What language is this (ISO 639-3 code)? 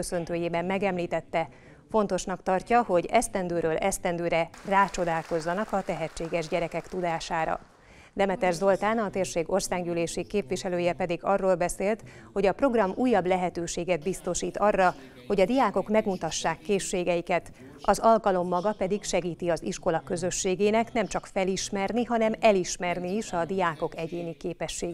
hun